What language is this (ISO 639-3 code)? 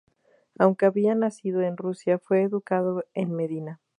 spa